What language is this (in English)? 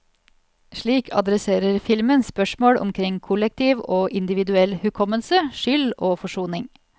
Norwegian